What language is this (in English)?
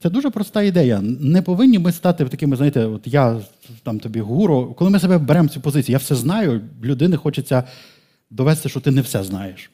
Ukrainian